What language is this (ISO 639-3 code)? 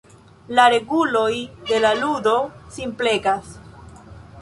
epo